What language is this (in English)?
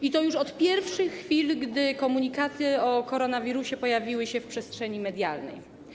Polish